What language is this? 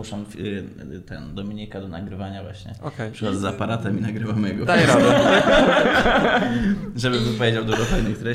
Polish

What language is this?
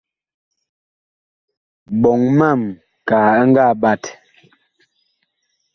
Bakoko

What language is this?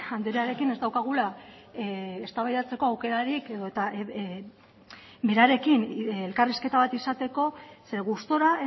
Basque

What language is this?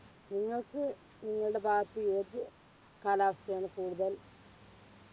Malayalam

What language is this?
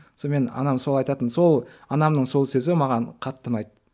Kazakh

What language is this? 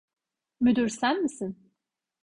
Turkish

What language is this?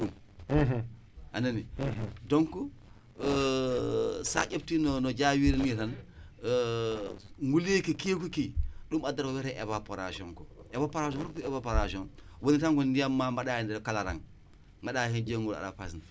Wolof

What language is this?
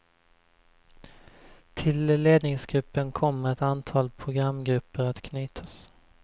Swedish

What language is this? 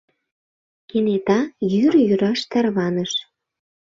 Mari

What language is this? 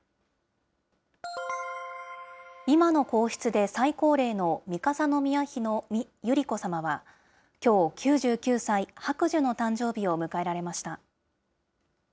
Japanese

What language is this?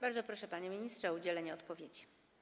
Polish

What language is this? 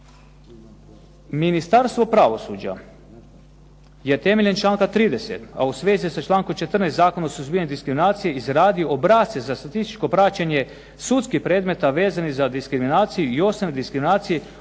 Croatian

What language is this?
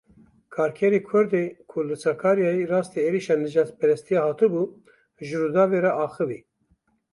Kurdish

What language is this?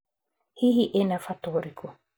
Kikuyu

